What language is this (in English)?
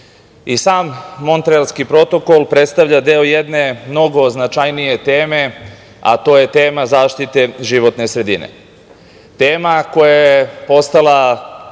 Serbian